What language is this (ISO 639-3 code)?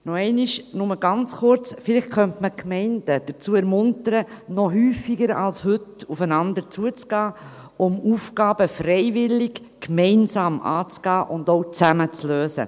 gsw